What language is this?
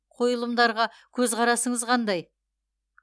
Kazakh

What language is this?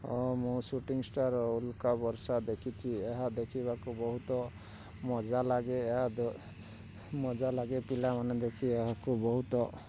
Odia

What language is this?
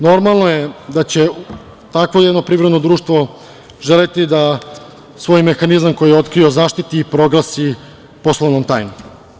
Serbian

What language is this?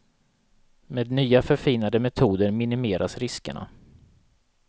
Swedish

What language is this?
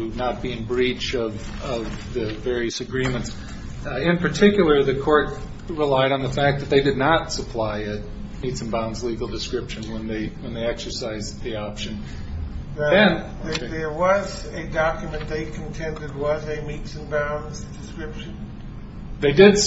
English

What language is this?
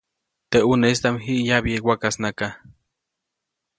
Copainalá Zoque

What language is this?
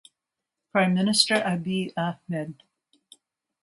English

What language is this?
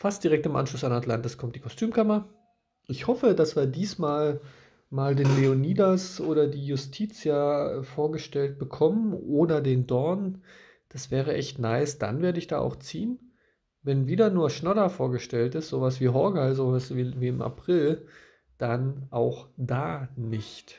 German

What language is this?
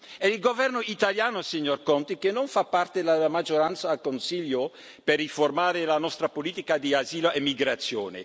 Italian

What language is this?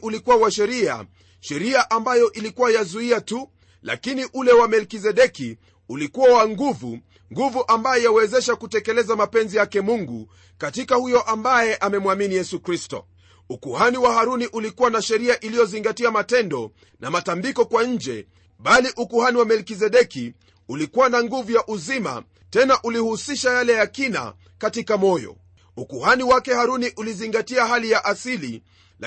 Swahili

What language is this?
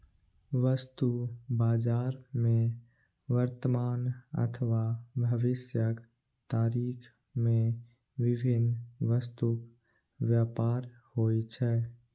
Maithili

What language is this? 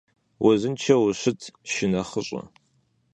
Kabardian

